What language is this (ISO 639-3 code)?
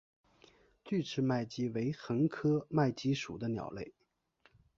zho